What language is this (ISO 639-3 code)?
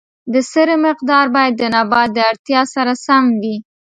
pus